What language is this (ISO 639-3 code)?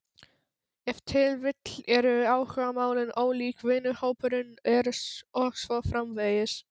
isl